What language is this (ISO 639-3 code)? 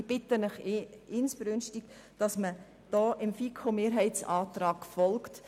gsw